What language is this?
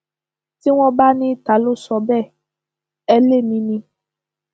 Yoruba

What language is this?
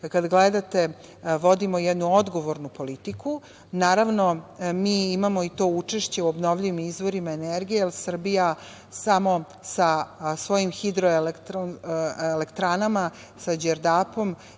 Serbian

